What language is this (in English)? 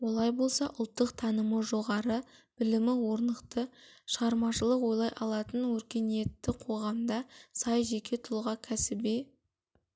Kazakh